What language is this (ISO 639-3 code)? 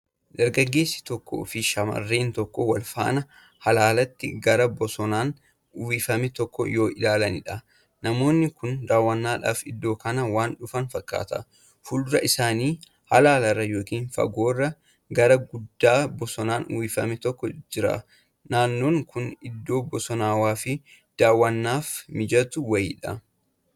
orm